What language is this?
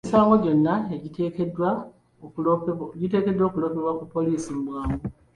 Ganda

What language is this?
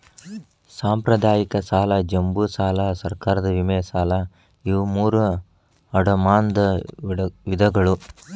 Kannada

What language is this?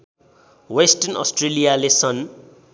Nepali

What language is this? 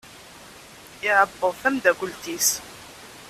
Kabyle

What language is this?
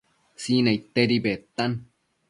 Matsés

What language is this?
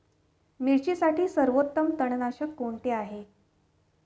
Marathi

